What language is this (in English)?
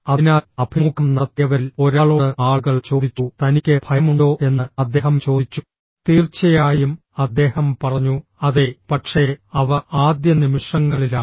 Malayalam